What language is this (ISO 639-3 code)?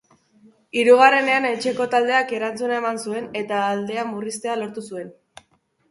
eus